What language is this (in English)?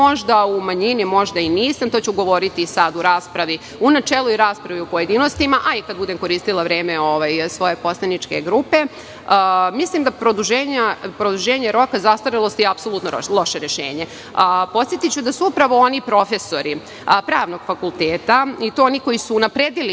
Serbian